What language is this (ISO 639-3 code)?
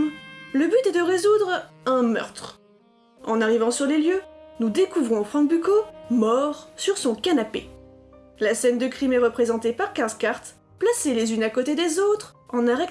fra